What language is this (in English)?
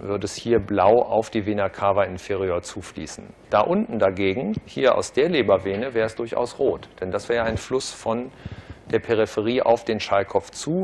German